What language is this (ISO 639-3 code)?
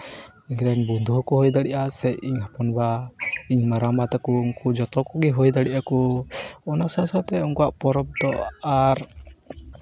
sat